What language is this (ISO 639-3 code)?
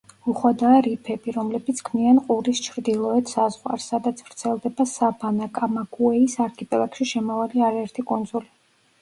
kat